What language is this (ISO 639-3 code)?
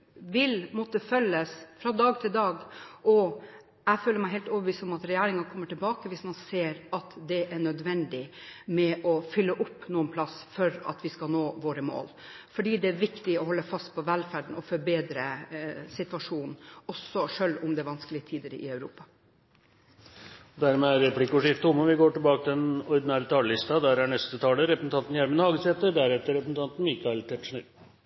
nor